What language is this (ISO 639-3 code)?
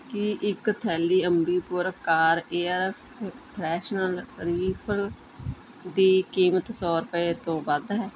pan